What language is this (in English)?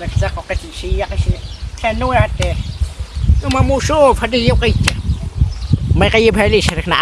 Arabic